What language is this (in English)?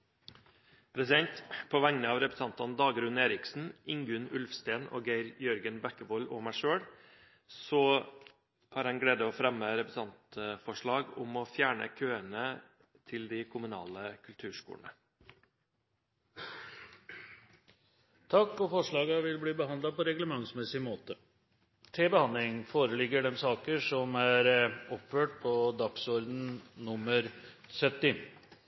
Norwegian Bokmål